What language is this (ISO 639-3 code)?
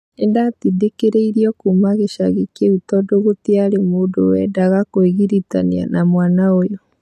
kik